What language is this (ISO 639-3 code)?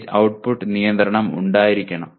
mal